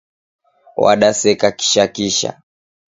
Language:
Taita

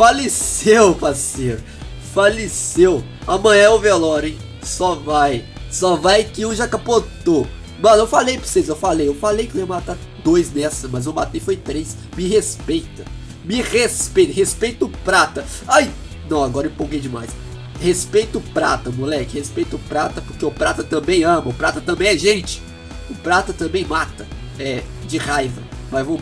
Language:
Portuguese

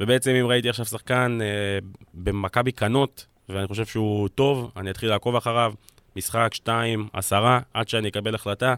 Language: Hebrew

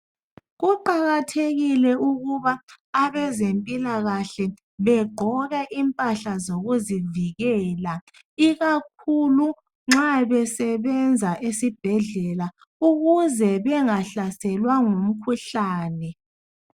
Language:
North Ndebele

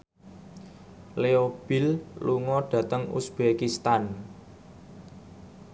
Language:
Javanese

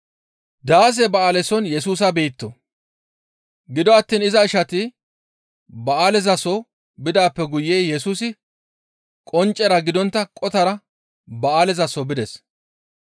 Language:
Gamo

